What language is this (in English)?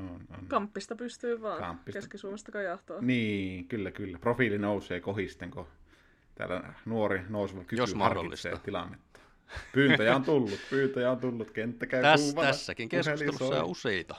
Finnish